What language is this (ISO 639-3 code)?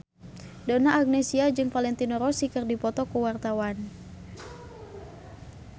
sun